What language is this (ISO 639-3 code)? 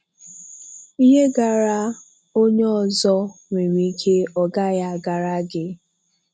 ibo